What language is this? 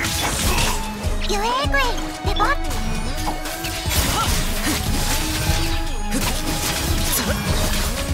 Japanese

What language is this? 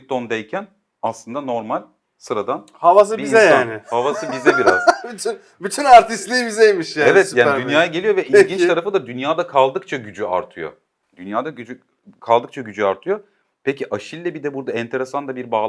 Turkish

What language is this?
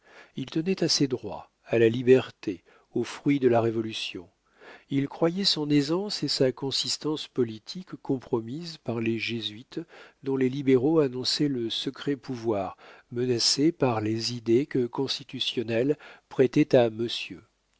French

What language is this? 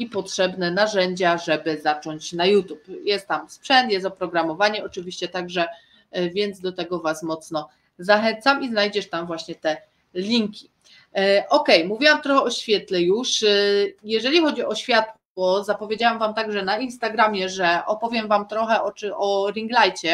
Polish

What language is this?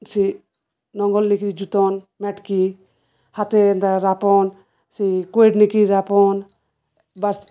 Odia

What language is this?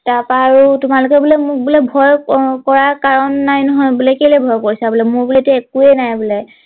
Assamese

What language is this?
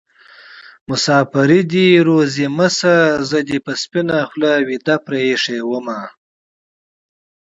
Pashto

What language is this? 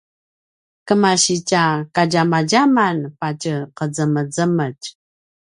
Paiwan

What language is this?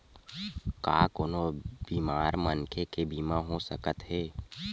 Chhattisgarhi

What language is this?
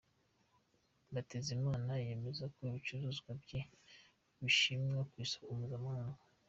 Kinyarwanda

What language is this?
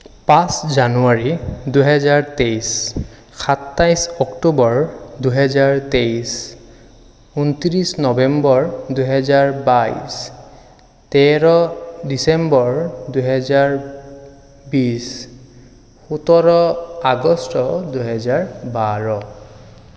Assamese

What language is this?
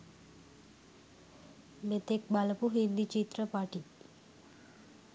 Sinhala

